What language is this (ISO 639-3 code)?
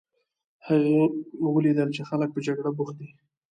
pus